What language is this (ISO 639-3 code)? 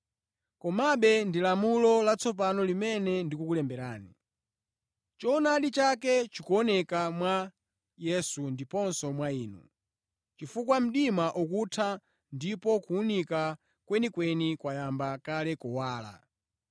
nya